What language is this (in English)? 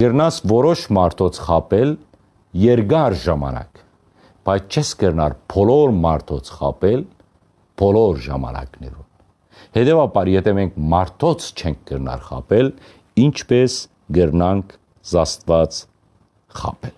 Armenian